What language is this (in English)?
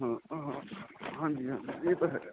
Punjabi